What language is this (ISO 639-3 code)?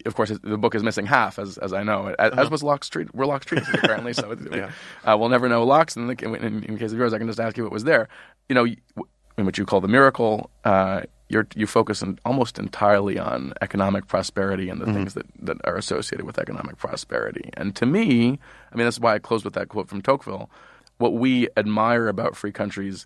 eng